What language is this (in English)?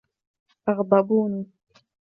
Arabic